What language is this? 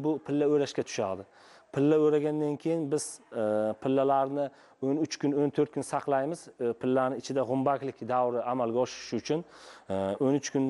Turkish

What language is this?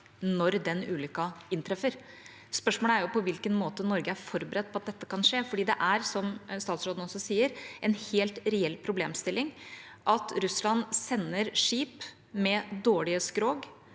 Norwegian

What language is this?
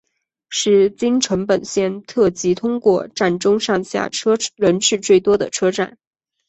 Chinese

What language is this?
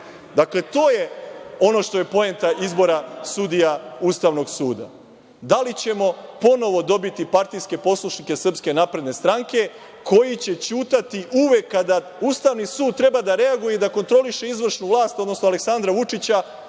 Serbian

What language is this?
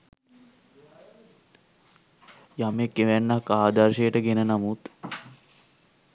Sinhala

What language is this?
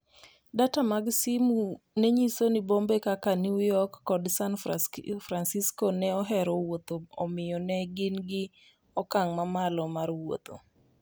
Luo (Kenya and Tanzania)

